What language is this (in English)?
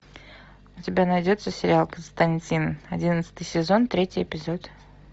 Russian